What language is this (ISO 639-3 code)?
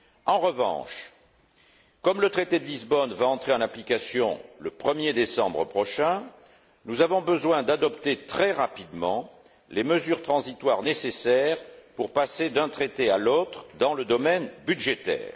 fra